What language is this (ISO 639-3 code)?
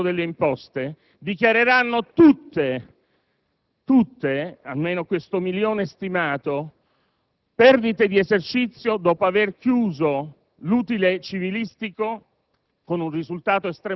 ita